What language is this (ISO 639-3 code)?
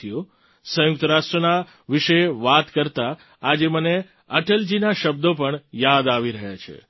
guj